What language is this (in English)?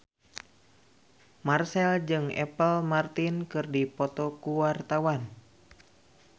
Sundanese